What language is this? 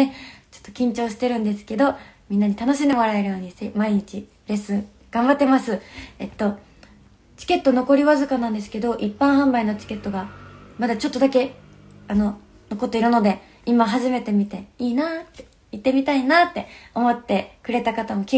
Japanese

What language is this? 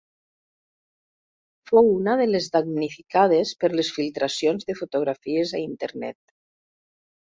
Catalan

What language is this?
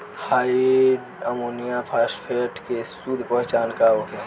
Bhojpuri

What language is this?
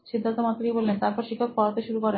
Bangla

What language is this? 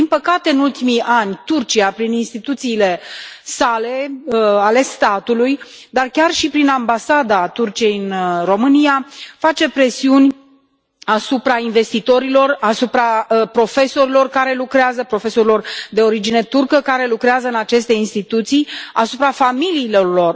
Romanian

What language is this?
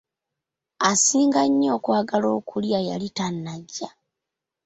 Ganda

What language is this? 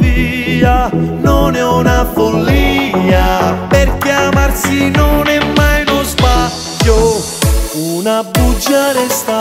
Italian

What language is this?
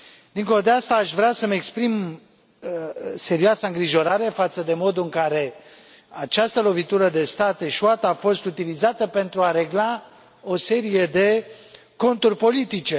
Romanian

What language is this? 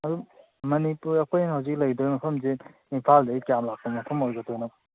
Manipuri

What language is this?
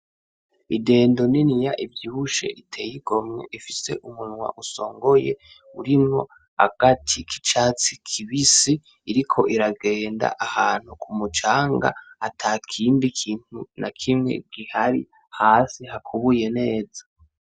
Rundi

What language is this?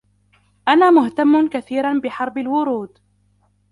Arabic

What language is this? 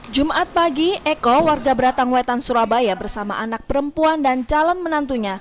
Indonesian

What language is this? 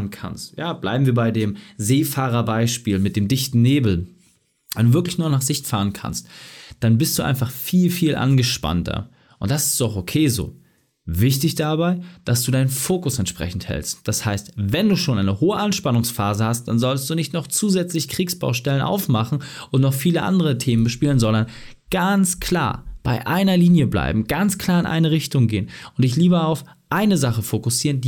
German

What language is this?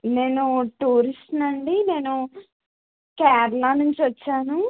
Telugu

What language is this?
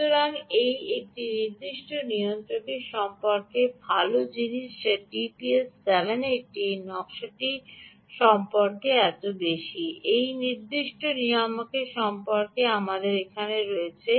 Bangla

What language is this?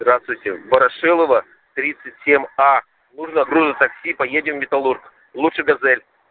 Russian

